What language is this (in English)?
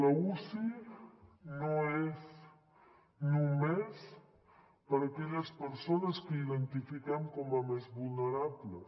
Catalan